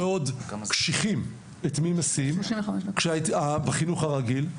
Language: Hebrew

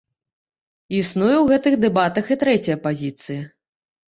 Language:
Belarusian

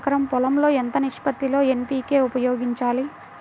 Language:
Telugu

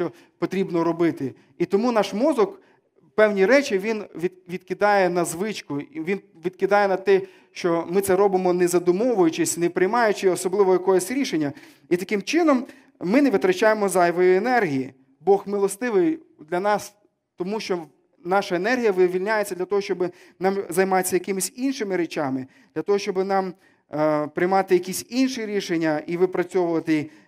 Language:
Ukrainian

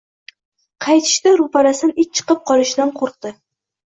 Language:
Uzbek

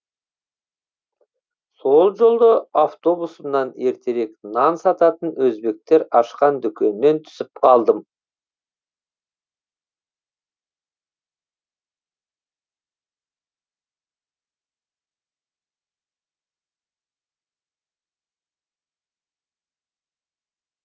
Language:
Kazakh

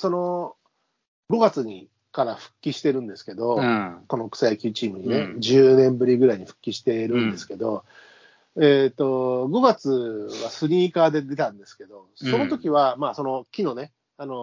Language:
Japanese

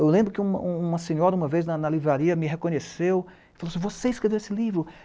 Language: Portuguese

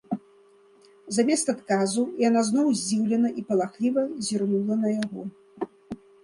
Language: Belarusian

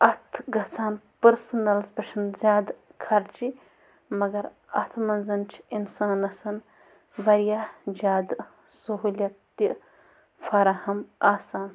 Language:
Kashmiri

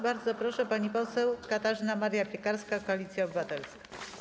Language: Polish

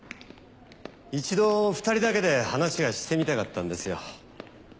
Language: Japanese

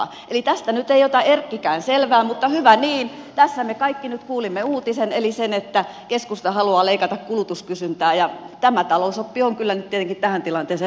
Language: Finnish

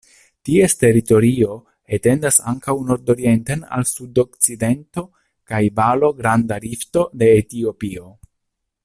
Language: Esperanto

